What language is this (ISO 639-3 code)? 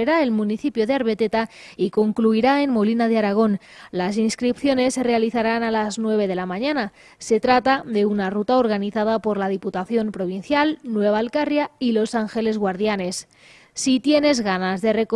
spa